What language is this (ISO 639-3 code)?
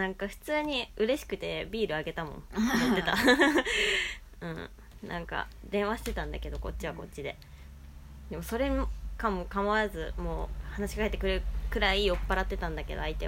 jpn